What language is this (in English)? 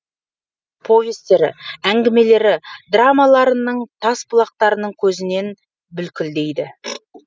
Kazakh